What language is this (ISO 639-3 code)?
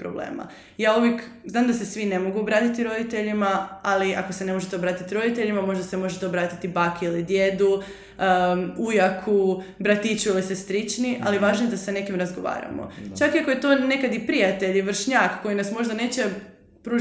hrv